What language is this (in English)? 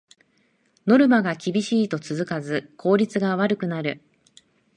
Japanese